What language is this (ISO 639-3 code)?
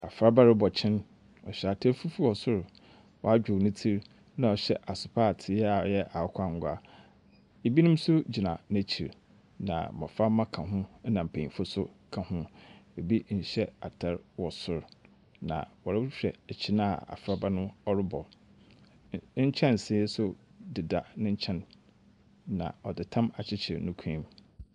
aka